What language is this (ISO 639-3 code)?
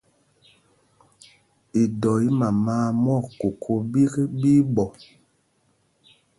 mgg